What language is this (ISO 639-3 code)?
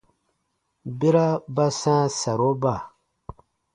bba